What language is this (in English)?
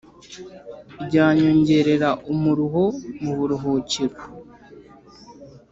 Kinyarwanda